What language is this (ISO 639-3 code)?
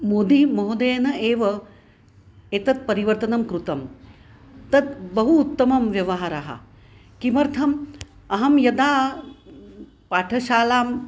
san